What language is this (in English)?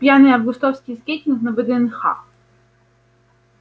Russian